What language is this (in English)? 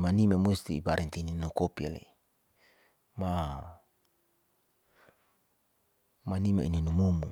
Saleman